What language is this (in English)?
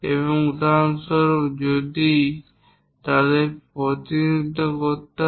Bangla